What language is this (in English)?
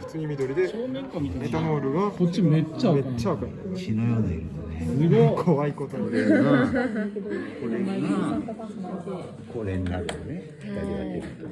Japanese